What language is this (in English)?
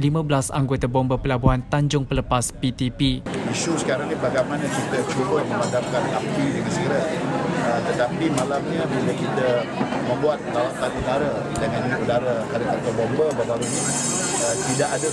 Malay